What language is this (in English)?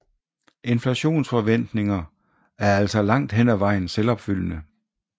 Danish